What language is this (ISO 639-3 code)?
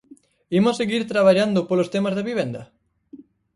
glg